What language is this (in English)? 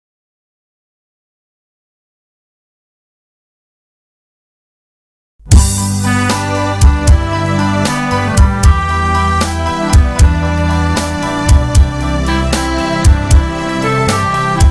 Thai